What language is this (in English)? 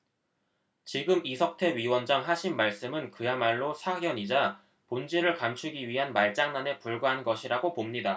Korean